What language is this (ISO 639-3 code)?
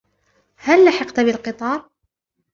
ara